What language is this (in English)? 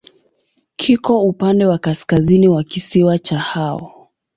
Swahili